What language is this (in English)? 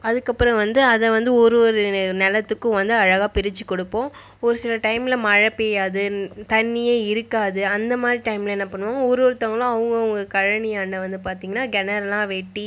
Tamil